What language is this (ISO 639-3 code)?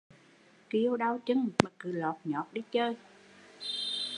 vie